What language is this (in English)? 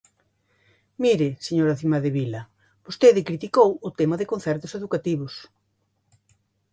Galician